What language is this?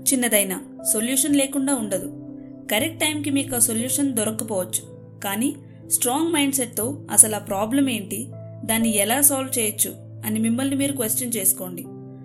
Telugu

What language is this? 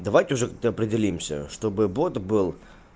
Russian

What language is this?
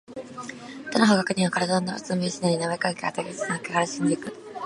Japanese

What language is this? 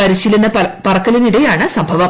Malayalam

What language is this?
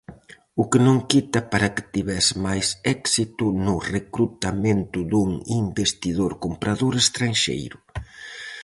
Galician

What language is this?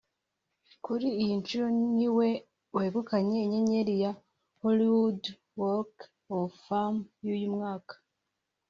Kinyarwanda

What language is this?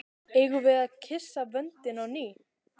Icelandic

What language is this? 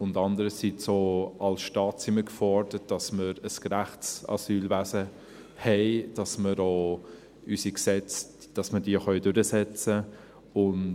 Swiss German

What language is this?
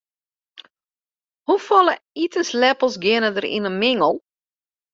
Western Frisian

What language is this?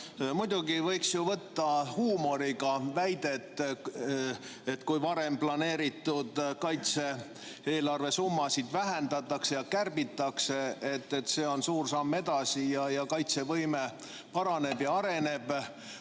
Estonian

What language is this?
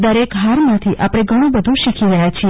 Gujarati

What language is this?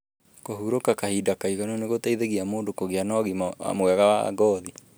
Kikuyu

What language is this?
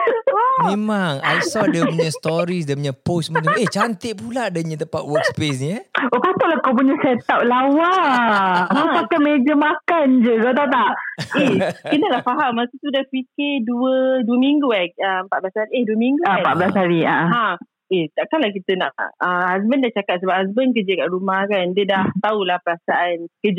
Malay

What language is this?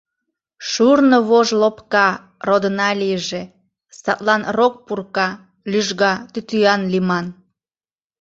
Mari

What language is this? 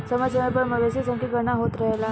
Bhojpuri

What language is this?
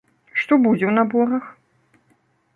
Belarusian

